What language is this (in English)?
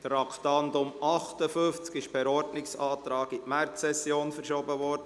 Swiss German